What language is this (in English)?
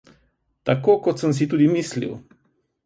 Slovenian